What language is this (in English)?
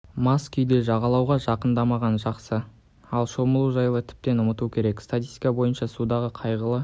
Kazakh